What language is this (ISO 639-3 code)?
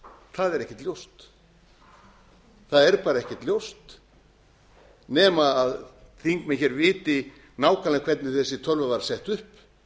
isl